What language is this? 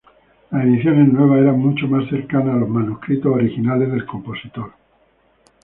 Spanish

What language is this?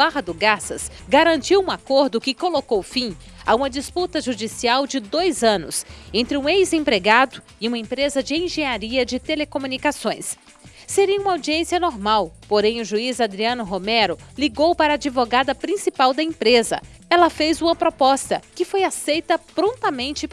Portuguese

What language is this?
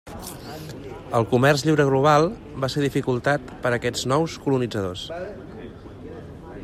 Catalan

